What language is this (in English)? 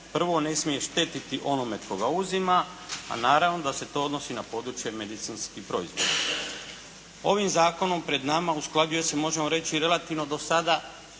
Croatian